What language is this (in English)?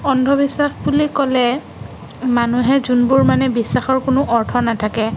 Assamese